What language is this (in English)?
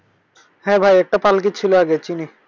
Bangla